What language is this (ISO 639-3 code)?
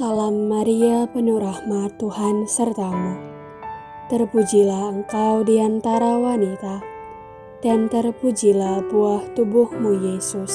ind